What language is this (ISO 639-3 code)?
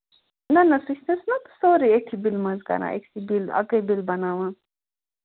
kas